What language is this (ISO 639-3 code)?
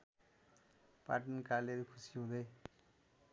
nep